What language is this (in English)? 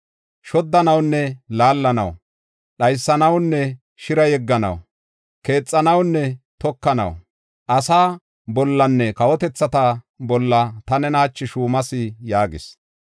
Gofa